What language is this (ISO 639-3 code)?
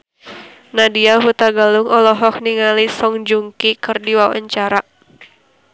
sun